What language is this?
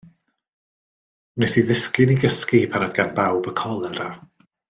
Welsh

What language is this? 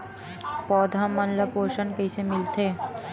Chhattisgarhi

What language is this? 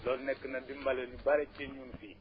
Wolof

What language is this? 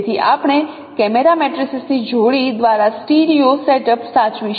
Gujarati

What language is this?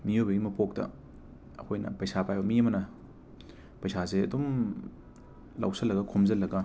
Manipuri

